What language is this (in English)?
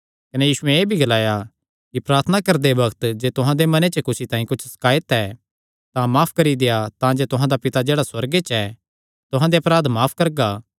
Kangri